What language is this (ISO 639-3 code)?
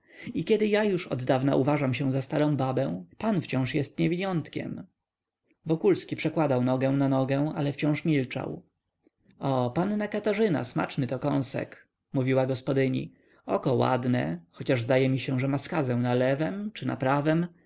pol